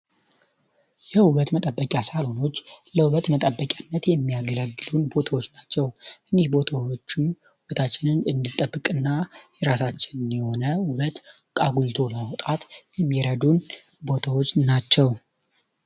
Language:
Amharic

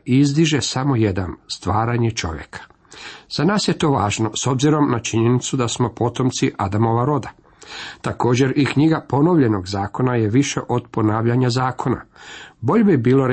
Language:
Croatian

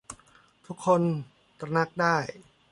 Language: Thai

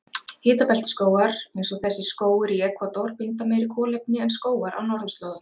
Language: Icelandic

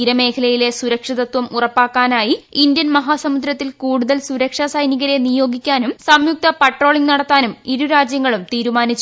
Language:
Malayalam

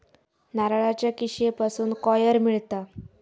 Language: Marathi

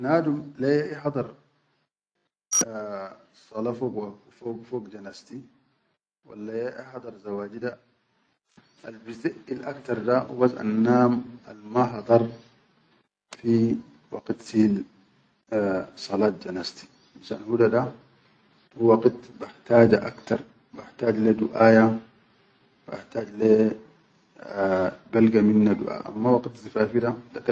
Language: Chadian Arabic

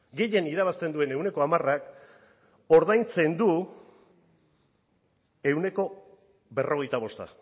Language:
Basque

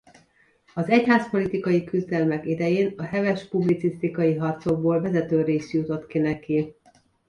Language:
Hungarian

